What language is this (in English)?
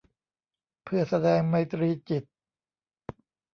Thai